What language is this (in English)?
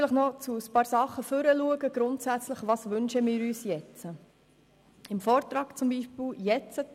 Swiss German